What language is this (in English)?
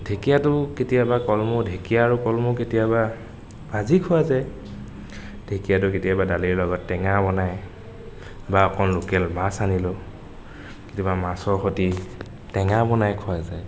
Assamese